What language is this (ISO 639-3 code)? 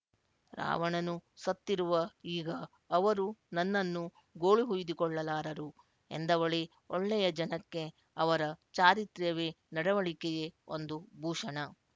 kan